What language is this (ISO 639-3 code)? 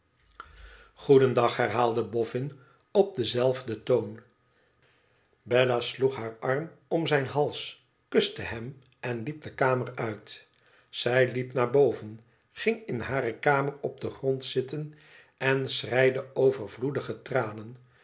nld